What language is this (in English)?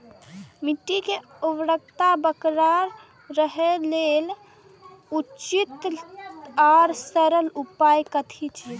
Maithili